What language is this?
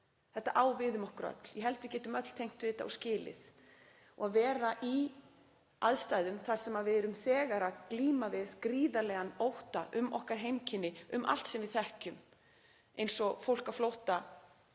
Icelandic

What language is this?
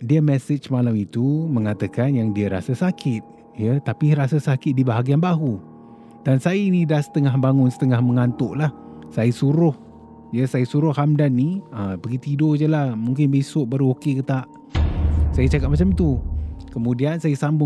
Malay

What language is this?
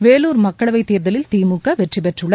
Tamil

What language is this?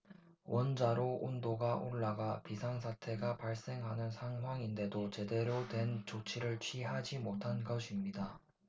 Korean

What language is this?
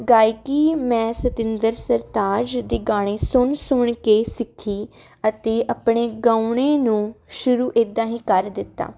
Punjabi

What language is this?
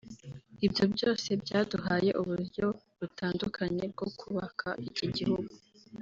Kinyarwanda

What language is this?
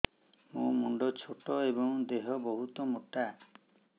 Odia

